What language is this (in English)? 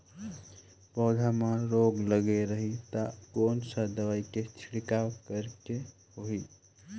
Chhattisgarhi